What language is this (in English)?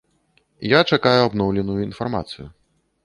Belarusian